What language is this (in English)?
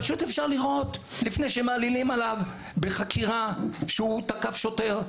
Hebrew